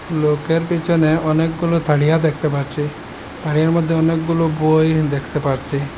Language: Bangla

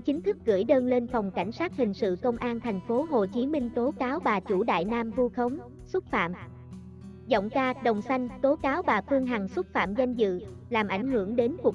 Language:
Vietnamese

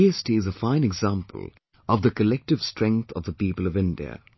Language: English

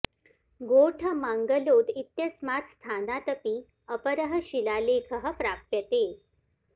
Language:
Sanskrit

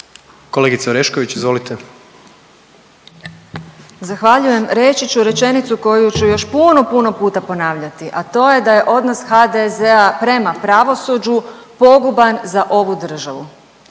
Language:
Croatian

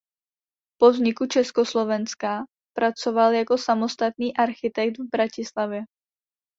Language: Czech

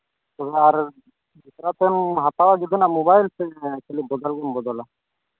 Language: Santali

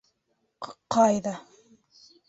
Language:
Bashkir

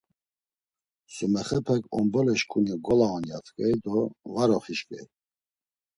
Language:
Laz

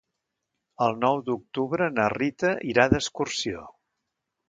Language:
Catalan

